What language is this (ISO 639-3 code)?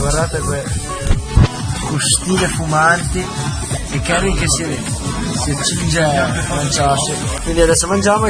ita